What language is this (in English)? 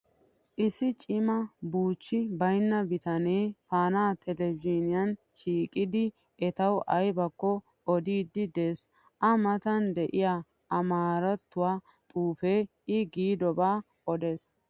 Wolaytta